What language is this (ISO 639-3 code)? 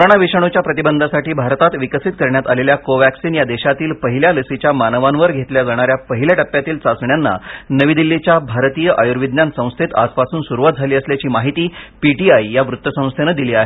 mar